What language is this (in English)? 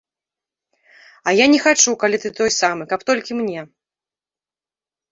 Belarusian